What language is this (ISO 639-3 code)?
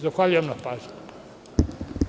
srp